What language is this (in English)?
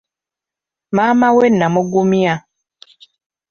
Ganda